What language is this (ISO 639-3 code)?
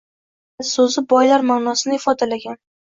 uzb